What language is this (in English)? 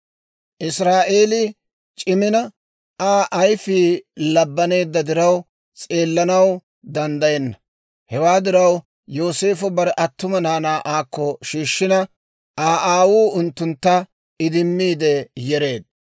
Dawro